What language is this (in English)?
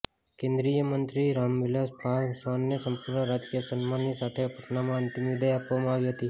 Gujarati